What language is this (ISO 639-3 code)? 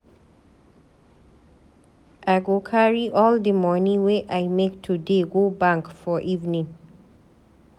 pcm